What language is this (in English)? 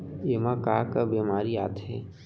Chhattisgarhi